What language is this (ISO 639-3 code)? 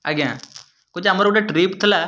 ori